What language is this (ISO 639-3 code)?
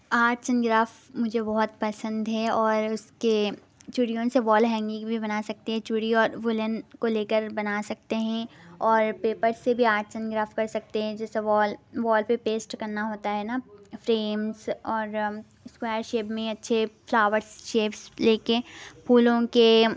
urd